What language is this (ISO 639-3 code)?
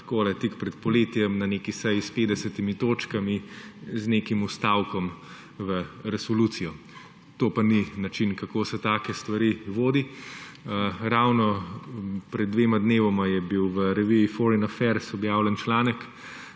slv